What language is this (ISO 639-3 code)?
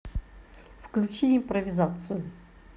rus